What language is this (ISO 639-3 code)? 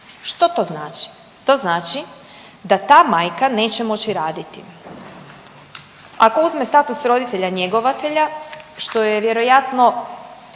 hrv